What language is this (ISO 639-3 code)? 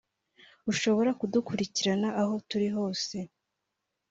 kin